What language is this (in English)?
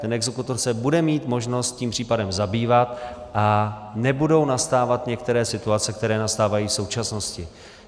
Czech